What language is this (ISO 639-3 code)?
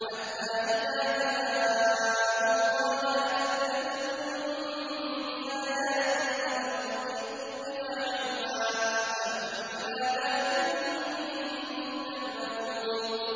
ara